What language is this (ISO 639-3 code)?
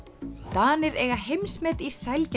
isl